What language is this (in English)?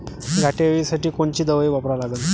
Marathi